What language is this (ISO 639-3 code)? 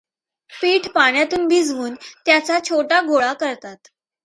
mar